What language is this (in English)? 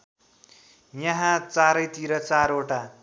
Nepali